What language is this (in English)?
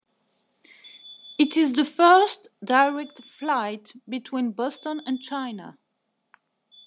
English